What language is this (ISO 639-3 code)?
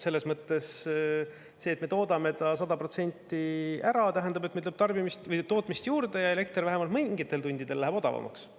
est